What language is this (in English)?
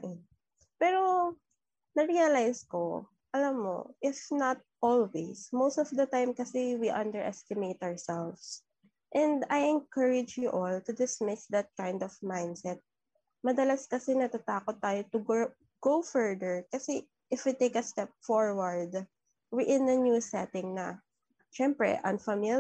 Filipino